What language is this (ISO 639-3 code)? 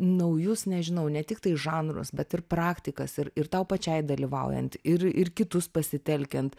lit